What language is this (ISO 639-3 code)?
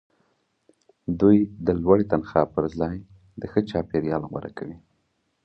pus